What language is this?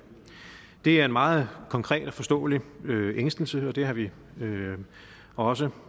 Danish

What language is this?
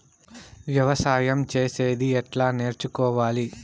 Telugu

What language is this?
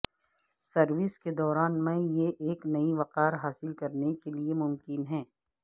Urdu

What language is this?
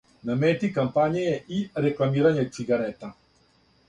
Serbian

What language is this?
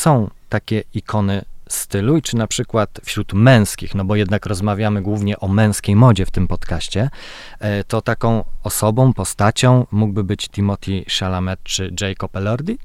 Polish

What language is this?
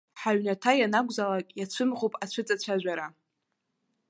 Abkhazian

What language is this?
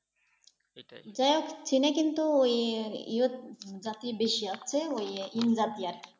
Bangla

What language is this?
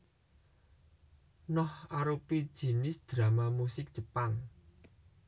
Javanese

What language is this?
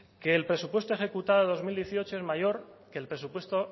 Spanish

